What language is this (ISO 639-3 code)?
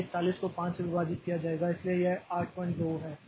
hin